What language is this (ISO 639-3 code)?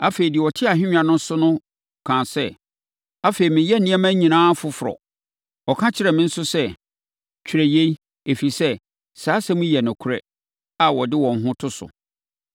aka